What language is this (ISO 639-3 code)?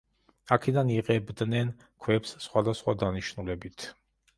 kat